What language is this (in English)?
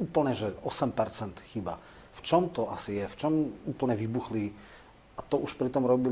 Slovak